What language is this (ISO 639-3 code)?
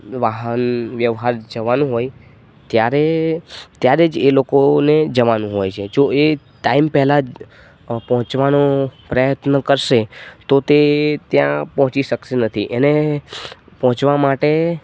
guj